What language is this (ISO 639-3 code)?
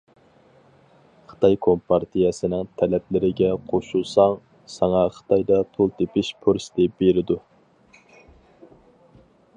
uig